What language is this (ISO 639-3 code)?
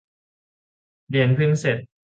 tha